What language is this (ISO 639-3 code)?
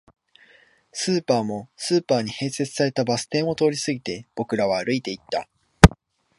jpn